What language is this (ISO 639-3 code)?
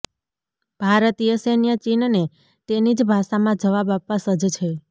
guj